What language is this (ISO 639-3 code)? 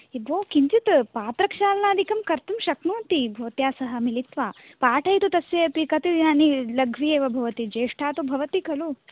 san